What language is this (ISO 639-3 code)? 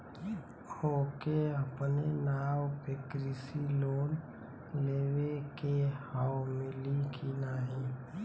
bho